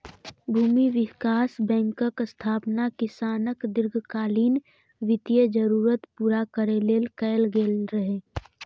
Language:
Maithili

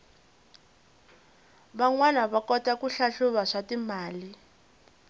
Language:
Tsonga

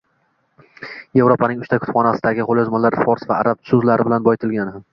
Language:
Uzbek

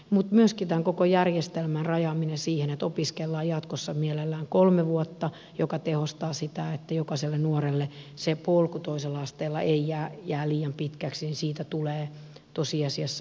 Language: Finnish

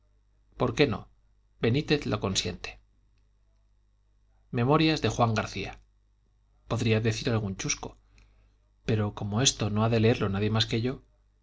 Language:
Spanish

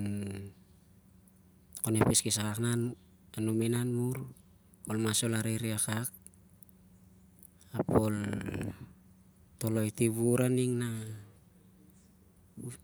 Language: Siar-Lak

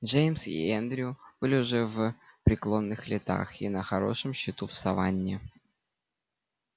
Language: Russian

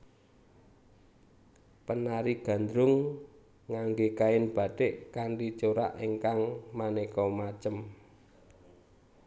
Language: Javanese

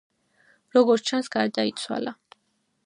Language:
Georgian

